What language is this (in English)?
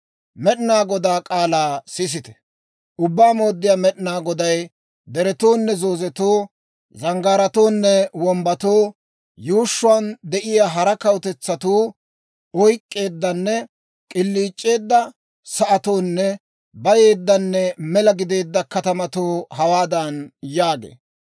Dawro